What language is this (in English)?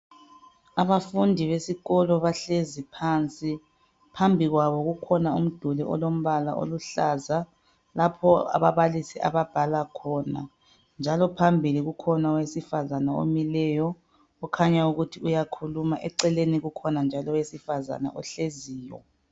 North Ndebele